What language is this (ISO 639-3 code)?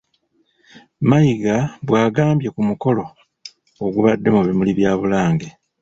lug